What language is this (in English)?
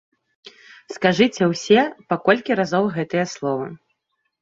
Belarusian